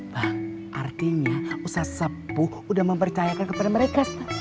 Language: Indonesian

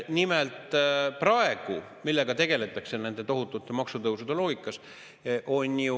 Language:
Estonian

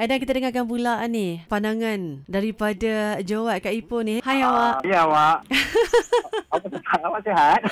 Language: Malay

